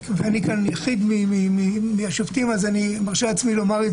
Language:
Hebrew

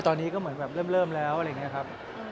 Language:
Thai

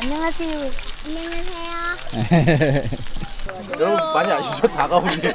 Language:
Korean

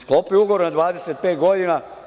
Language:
Serbian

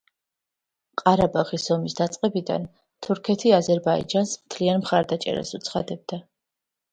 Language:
Georgian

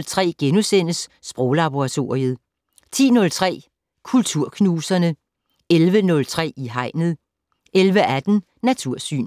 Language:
Danish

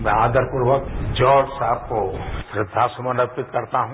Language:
Hindi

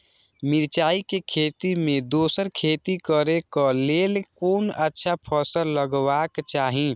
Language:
Maithili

